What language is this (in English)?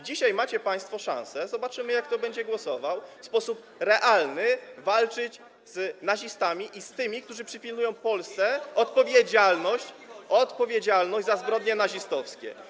Polish